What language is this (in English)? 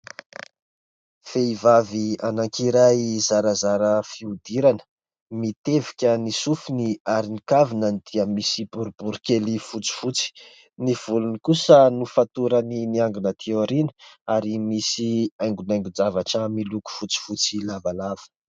Malagasy